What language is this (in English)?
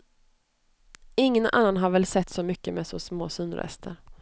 Swedish